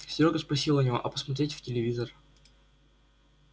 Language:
Russian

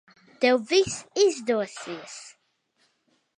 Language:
Latvian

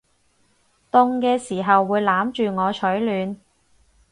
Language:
Cantonese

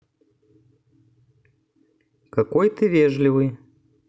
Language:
Russian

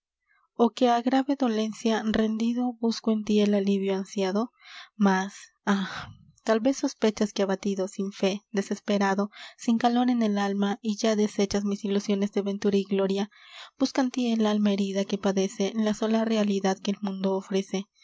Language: Spanish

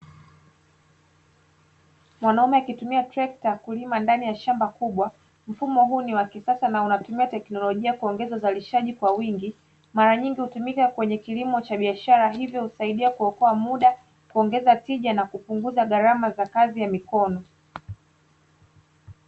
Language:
Swahili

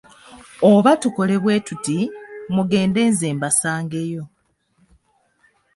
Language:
Ganda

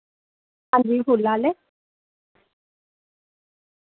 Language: Dogri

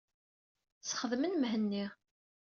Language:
Kabyle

